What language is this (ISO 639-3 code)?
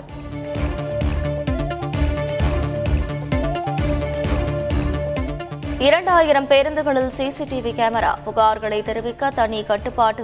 tam